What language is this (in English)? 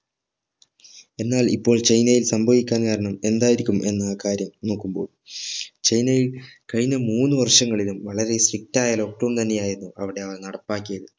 Malayalam